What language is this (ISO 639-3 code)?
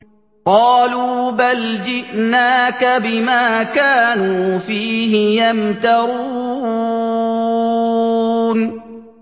ara